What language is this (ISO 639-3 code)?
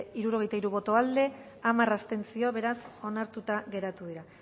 eus